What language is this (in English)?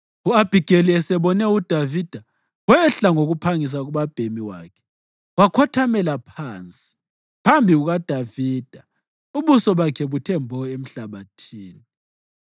North Ndebele